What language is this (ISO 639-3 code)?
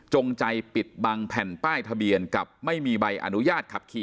tha